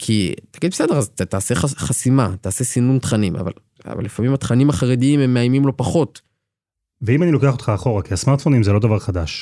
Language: Hebrew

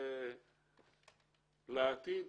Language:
Hebrew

